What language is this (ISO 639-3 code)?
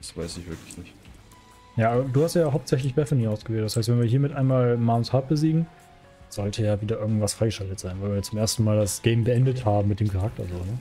deu